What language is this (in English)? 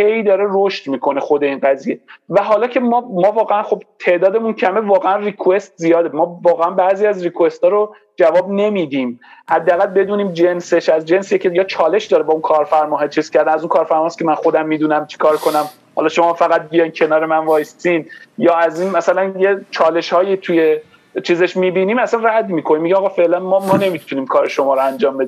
Persian